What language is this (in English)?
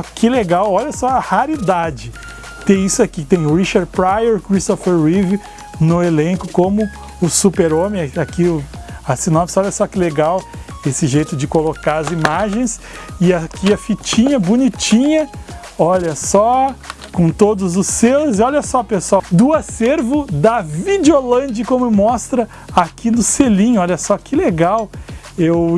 Portuguese